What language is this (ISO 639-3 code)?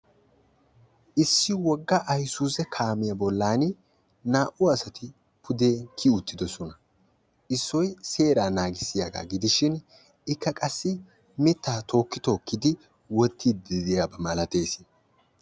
wal